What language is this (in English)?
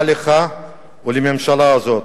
Hebrew